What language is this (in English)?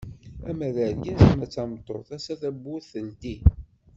Kabyle